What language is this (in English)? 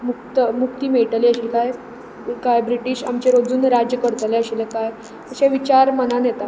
Konkani